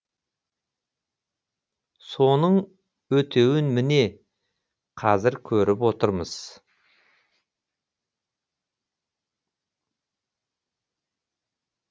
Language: Kazakh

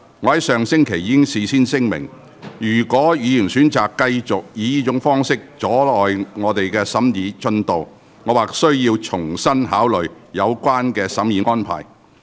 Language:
Cantonese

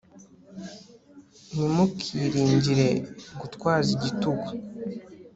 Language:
Kinyarwanda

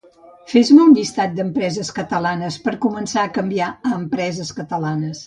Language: Catalan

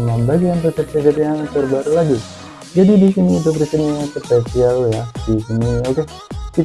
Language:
Indonesian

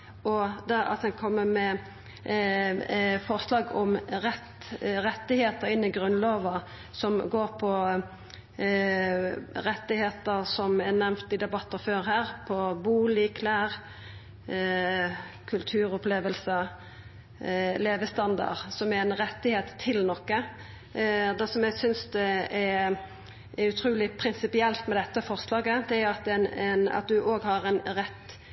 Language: Norwegian Nynorsk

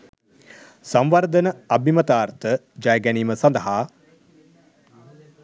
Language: Sinhala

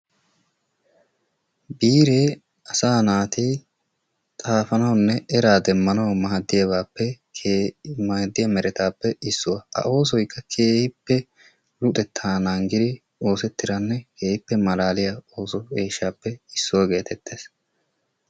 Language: Wolaytta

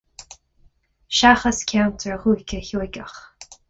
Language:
Irish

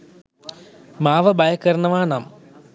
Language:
Sinhala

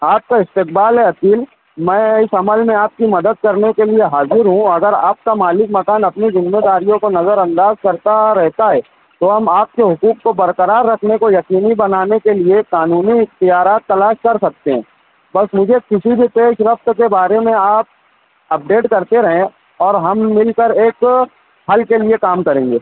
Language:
Urdu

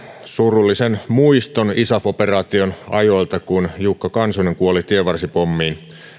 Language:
Finnish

